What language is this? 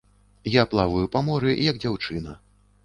Belarusian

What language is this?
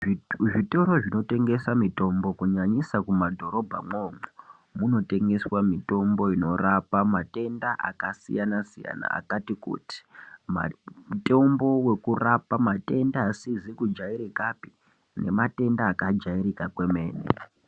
Ndau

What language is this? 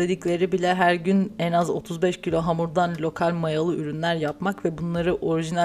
Turkish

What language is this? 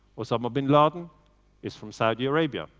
English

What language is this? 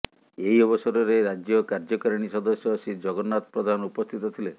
Odia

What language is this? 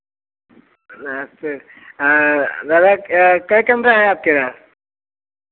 Hindi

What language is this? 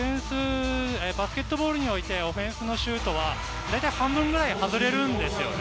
Japanese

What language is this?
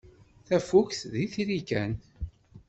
Kabyle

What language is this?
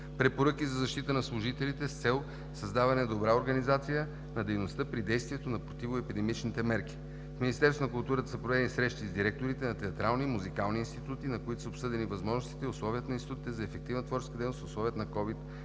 Bulgarian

